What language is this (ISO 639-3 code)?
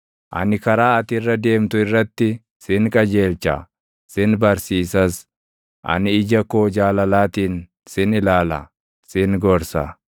orm